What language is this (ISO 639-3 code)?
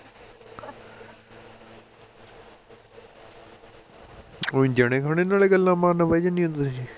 pan